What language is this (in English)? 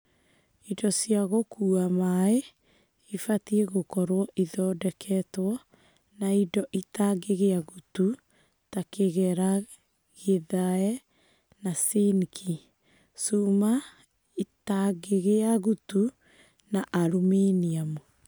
Kikuyu